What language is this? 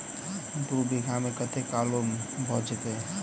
Maithili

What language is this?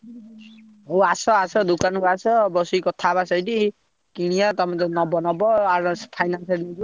Odia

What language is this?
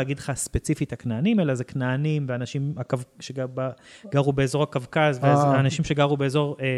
Hebrew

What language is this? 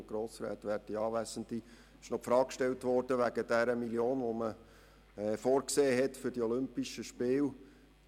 Swiss German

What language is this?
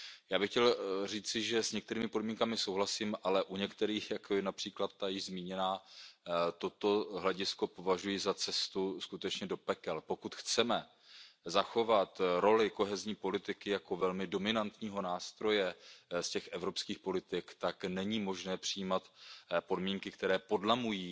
Czech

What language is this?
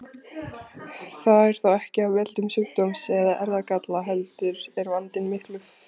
Icelandic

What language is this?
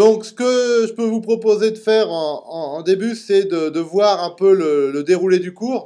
French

